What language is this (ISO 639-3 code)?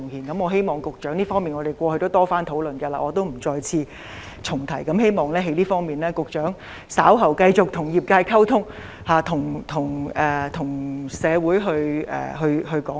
yue